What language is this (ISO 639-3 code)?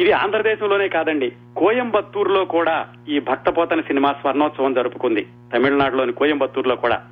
tel